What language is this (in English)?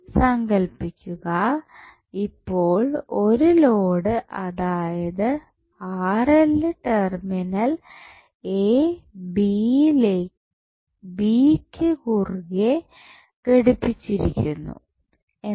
Malayalam